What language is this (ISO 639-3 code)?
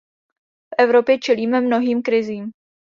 ces